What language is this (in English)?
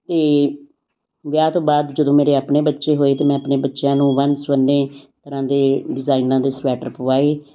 Punjabi